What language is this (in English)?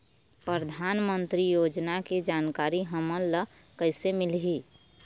Chhattisgarhi